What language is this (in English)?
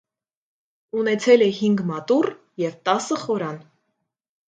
Armenian